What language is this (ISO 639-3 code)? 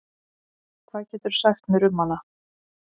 isl